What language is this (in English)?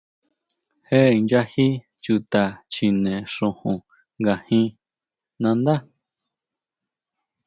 Huautla Mazatec